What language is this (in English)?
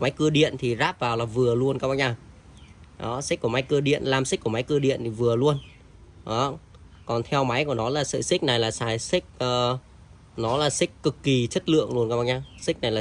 Vietnamese